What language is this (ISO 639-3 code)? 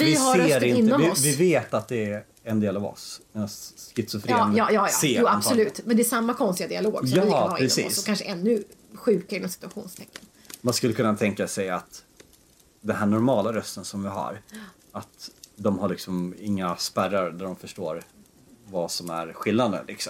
swe